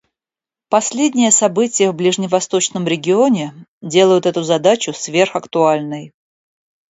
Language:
Russian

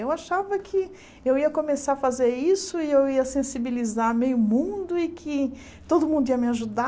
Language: Portuguese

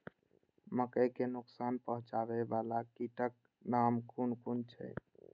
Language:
Maithili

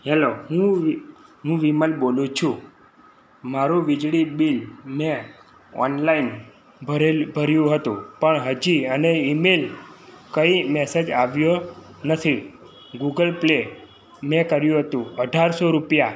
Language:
Gujarati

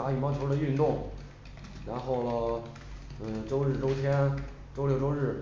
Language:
Chinese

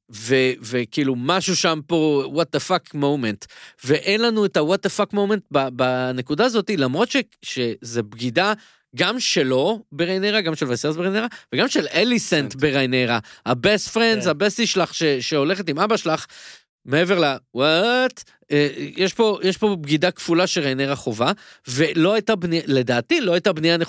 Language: Hebrew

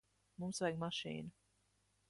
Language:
Latvian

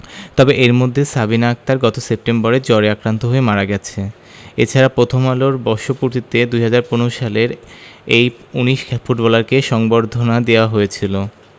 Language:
Bangla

